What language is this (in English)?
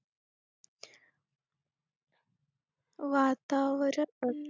Marathi